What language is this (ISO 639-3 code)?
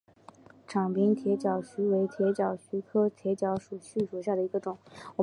zho